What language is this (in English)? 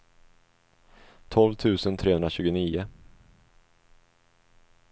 Swedish